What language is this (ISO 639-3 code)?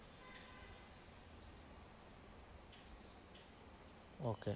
ben